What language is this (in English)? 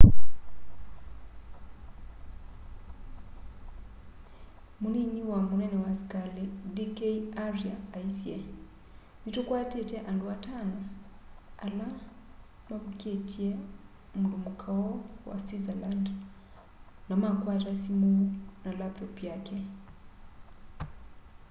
Kamba